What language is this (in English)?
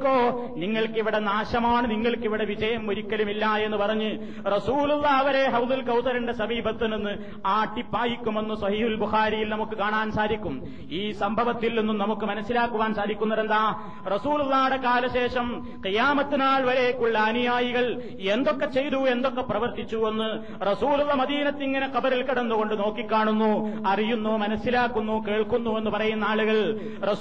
Malayalam